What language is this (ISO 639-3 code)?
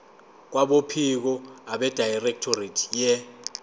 zul